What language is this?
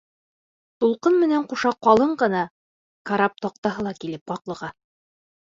Bashkir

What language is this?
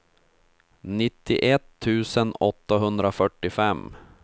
Swedish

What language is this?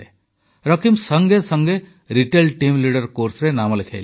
Odia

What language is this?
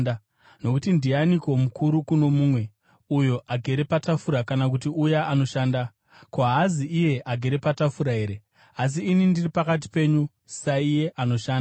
Shona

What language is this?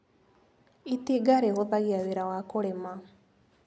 Kikuyu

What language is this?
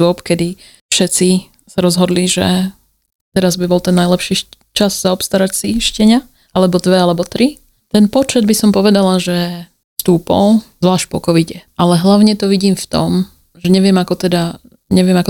Slovak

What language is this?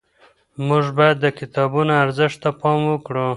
Pashto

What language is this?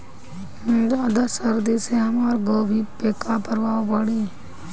Bhojpuri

